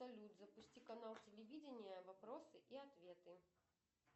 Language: Russian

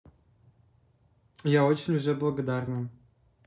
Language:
Russian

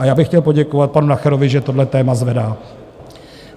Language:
Czech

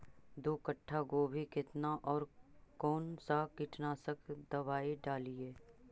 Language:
Magahi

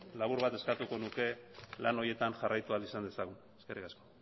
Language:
Basque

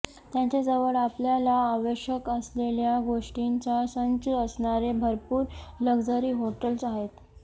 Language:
Marathi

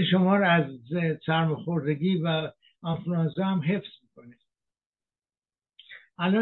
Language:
Persian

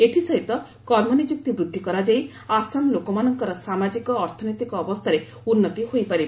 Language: Odia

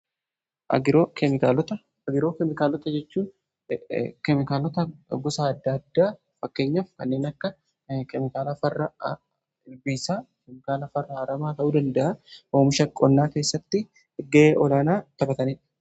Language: Oromo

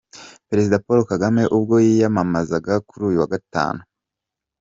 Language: Kinyarwanda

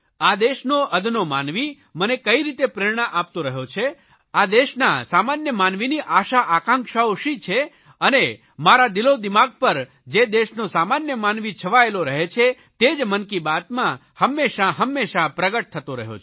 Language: Gujarati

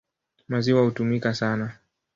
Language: Swahili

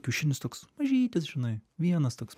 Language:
Lithuanian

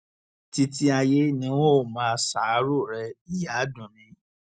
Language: Yoruba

